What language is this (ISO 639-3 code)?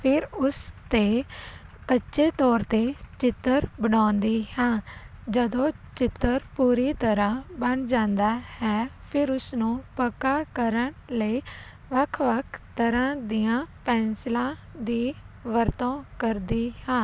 pan